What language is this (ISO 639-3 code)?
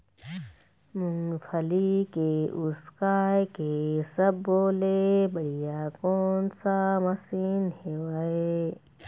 hne